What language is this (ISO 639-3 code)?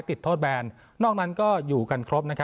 tha